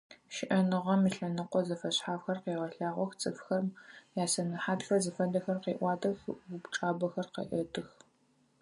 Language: Adyghe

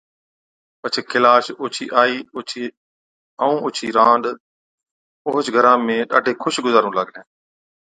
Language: Od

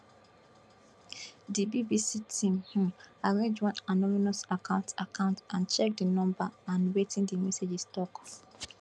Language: Nigerian Pidgin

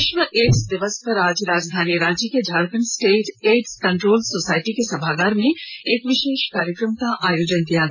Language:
Hindi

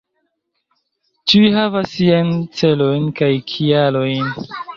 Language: Esperanto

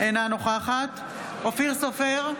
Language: Hebrew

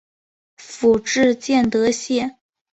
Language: Chinese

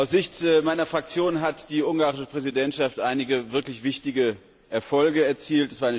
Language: German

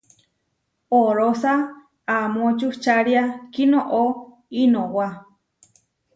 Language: Huarijio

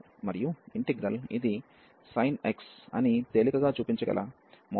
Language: Telugu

